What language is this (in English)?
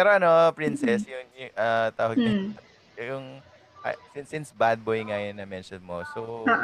Filipino